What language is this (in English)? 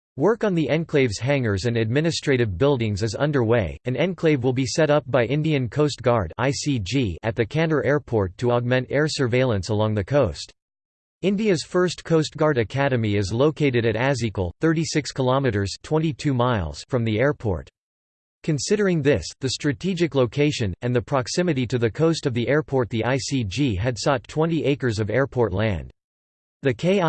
English